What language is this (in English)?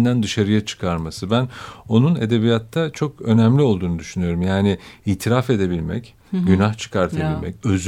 Turkish